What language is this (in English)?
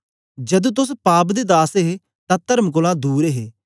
Dogri